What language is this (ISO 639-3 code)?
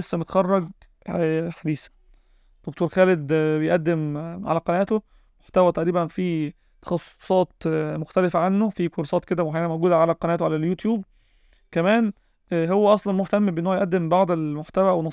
ara